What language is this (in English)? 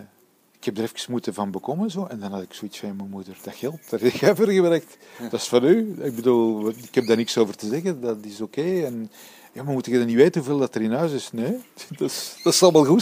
Dutch